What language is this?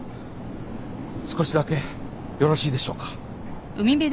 Japanese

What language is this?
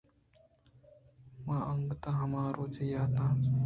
Eastern Balochi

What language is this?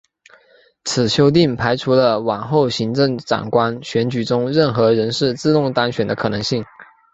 Chinese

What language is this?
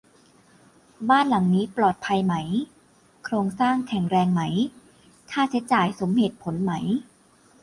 Thai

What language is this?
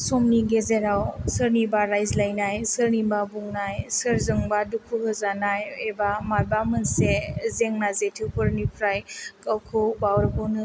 Bodo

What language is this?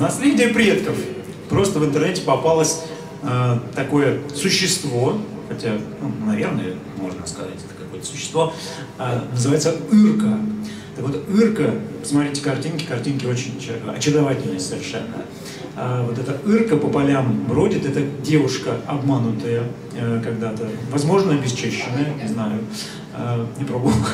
Russian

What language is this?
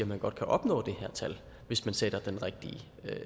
Danish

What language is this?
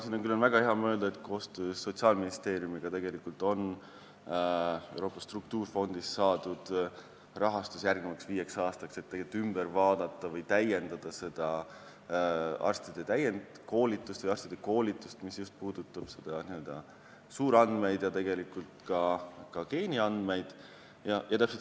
Estonian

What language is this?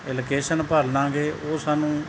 Punjabi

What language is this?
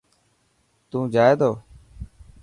Dhatki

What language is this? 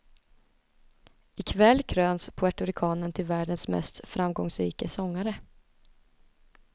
Swedish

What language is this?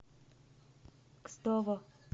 Russian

